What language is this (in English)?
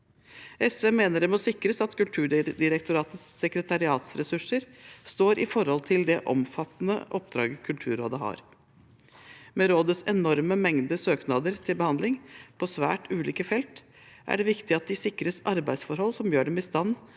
Norwegian